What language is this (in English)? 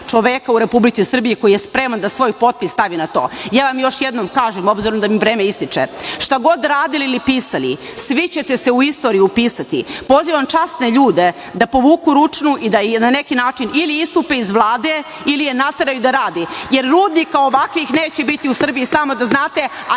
Serbian